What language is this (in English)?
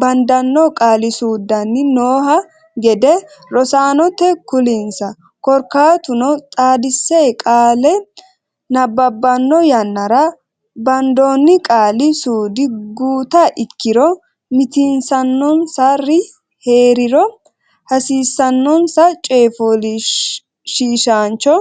Sidamo